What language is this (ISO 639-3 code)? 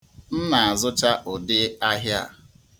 ibo